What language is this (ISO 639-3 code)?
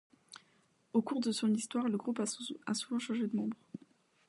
fra